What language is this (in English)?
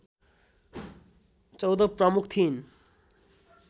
Nepali